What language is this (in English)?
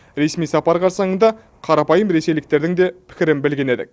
Kazakh